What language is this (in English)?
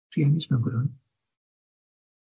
Welsh